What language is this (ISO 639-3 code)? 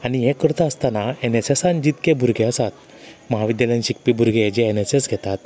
kok